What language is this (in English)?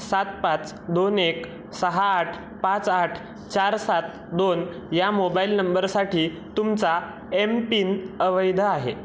Marathi